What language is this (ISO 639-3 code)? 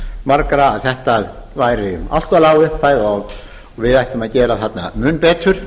isl